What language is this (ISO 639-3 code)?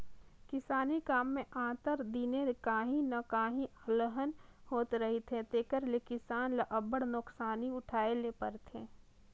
hne